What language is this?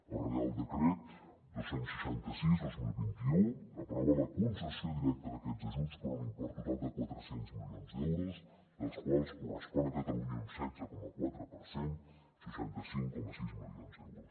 Catalan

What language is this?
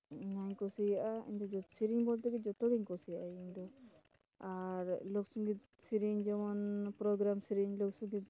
Santali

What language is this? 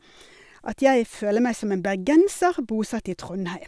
Norwegian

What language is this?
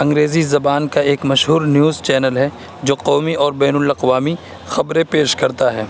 Urdu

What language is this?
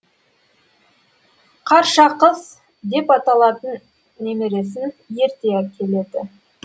Kazakh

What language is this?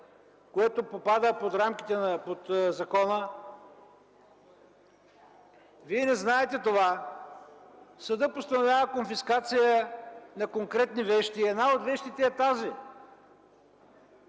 Bulgarian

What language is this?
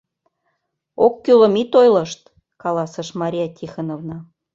Mari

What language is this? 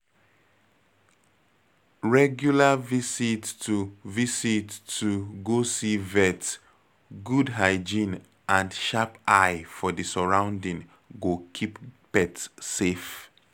Nigerian Pidgin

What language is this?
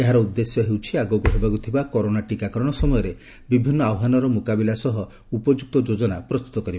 Odia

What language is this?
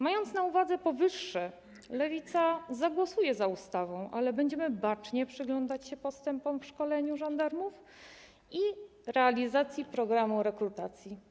Polish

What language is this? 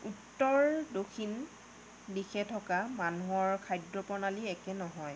Assamese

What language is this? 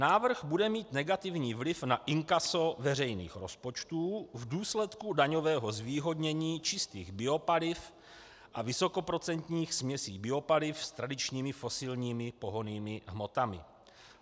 Czech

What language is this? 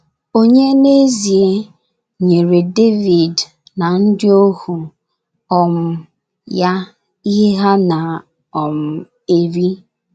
Igbo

